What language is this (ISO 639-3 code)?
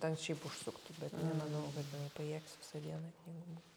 lit